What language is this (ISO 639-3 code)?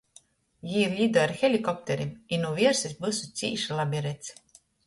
ltg